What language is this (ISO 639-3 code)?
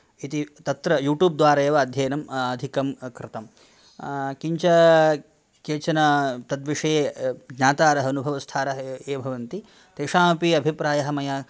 san